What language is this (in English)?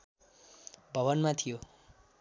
Nepali